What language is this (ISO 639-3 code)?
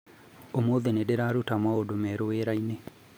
kik